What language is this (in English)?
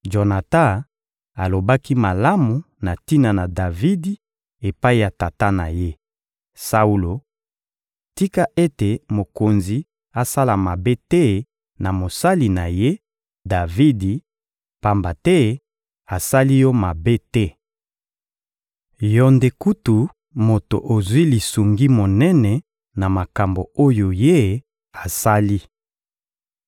Lingala